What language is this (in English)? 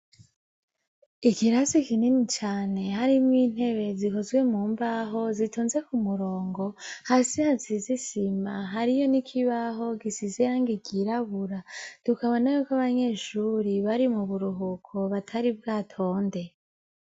Rundi